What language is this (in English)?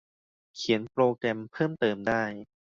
Thai